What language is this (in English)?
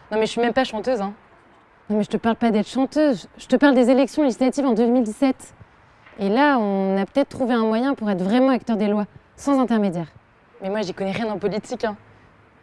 French